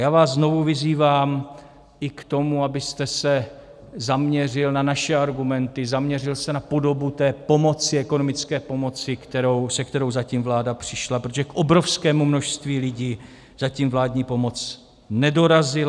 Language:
Czech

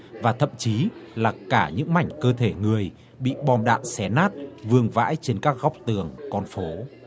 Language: Vietnamese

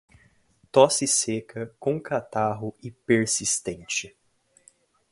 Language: Portuguese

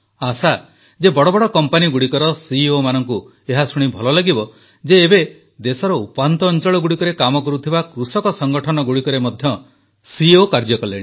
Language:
Odia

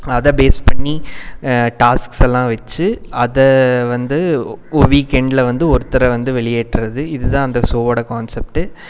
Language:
Tamil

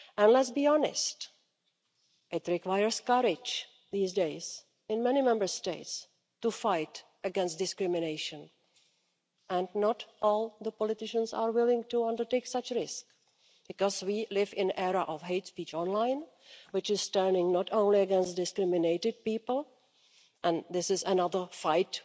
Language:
English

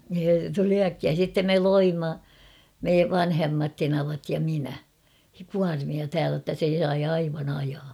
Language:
Finnish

